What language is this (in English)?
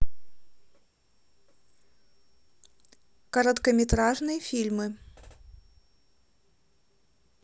Russian